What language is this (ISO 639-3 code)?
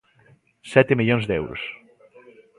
glg